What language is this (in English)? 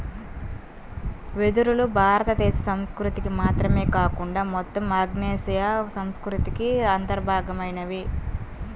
Telugu